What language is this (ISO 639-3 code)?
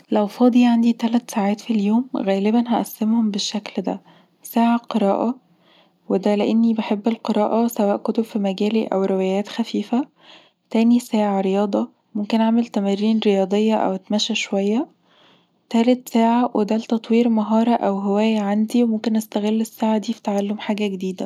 arz